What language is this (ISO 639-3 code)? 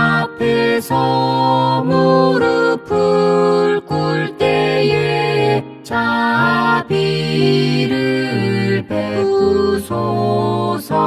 kor